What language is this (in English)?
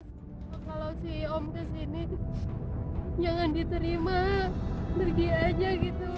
Indonesian